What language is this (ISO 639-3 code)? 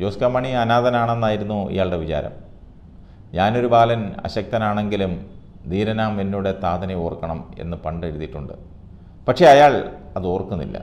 mal